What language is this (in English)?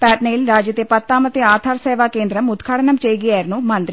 Malayalam